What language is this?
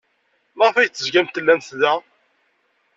Kabyle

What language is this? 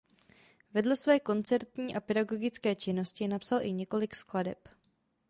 Czech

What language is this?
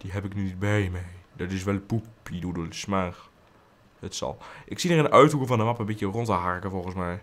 Dutch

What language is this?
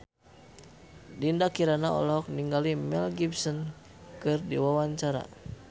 Sundanese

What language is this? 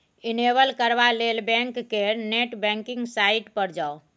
Maithili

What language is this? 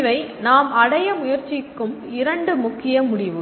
Tamil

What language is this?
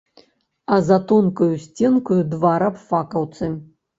Belarusian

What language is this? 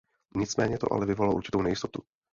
Czech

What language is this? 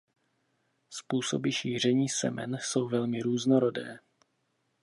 Czech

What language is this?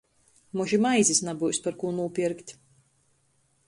Latgalian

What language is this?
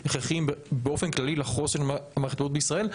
Hebrew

